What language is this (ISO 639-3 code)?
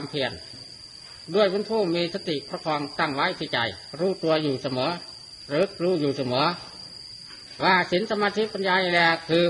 tha